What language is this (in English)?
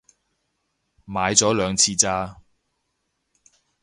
Cantonese